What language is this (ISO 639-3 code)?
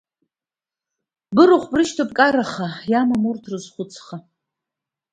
abk